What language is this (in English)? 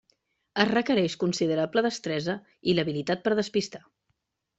Catalan